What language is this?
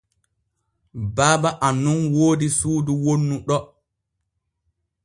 Borgu Fulfulde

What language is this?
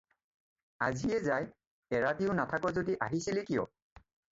Assamese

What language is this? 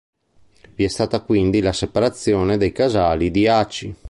Italian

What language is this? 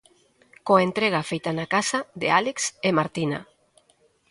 Galician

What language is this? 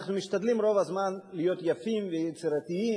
Hebrew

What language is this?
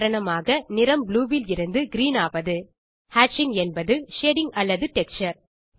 Tamil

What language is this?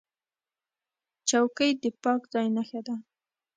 Pashto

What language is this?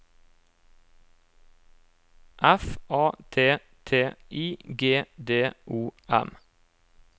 Norwegian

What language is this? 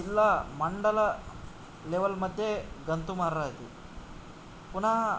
Sanskrit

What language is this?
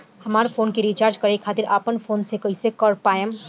Bhojpuri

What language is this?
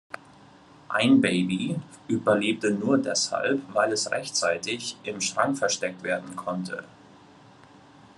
German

